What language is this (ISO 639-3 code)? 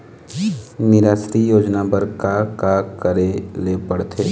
hne